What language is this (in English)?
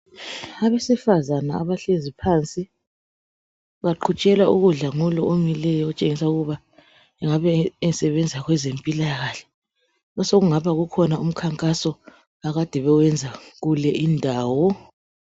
North Ndebele